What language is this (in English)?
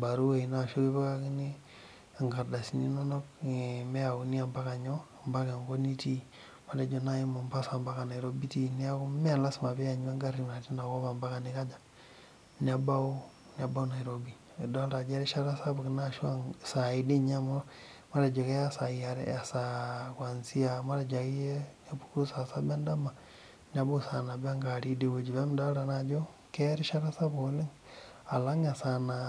Masai